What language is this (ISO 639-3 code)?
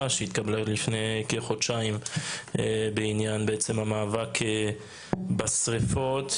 heb